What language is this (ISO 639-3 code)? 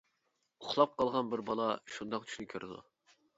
uig